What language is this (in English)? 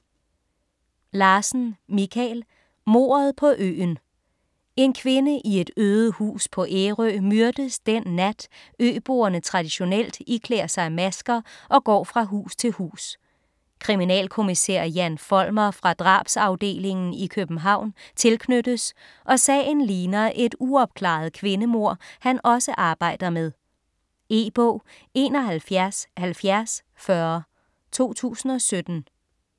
Danish